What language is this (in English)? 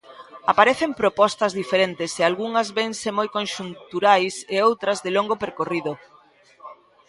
Galician